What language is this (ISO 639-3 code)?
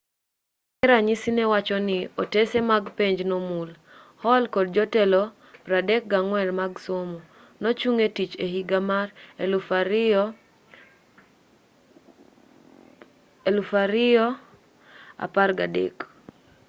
luo